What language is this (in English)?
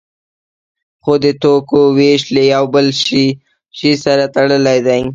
Pashto